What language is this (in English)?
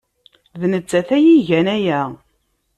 Kabyle